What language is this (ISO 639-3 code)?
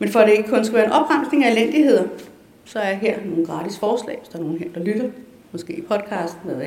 dan